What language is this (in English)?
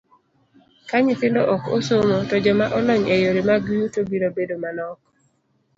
Luo (Kenya and Tanzania)